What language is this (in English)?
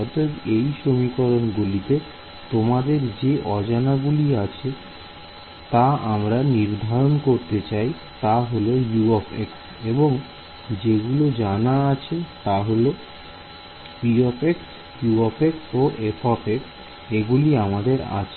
Bangla